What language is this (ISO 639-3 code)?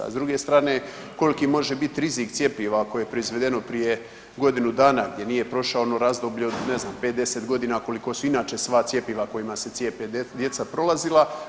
hrv